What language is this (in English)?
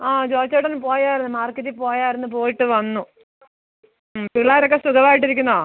Malayalam